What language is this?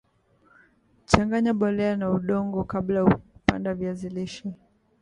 Swahili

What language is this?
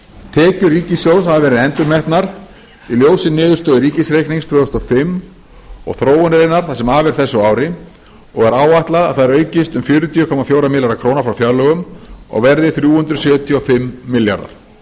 Icelandic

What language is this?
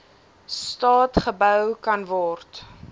Afrikaans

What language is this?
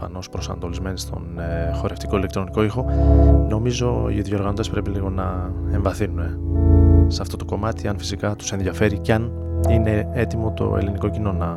Greek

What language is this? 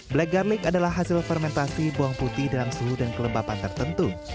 Indonesian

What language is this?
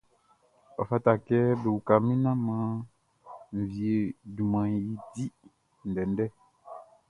Baoulé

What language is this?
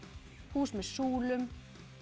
Icelandic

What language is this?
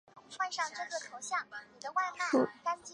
Chinese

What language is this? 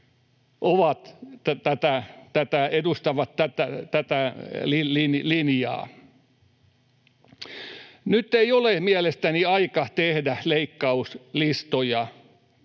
Finnish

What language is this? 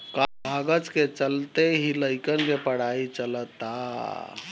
Bhojpuri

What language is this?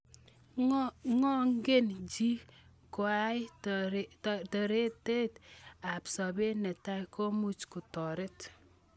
Kalenjin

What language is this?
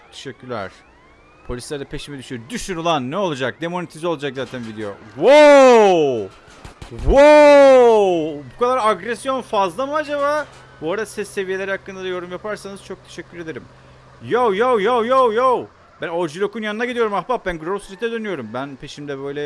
Turkish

